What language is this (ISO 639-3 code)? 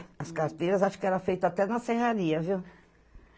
por